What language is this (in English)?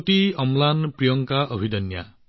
Assamese